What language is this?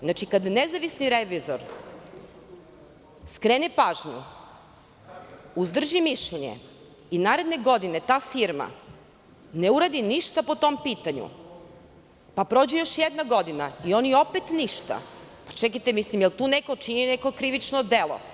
Serbian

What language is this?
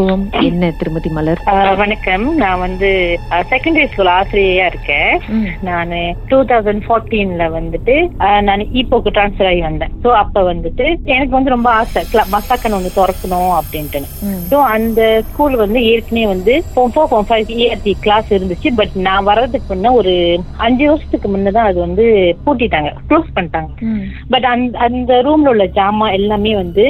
Tamil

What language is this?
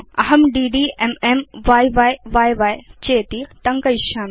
Sanskrit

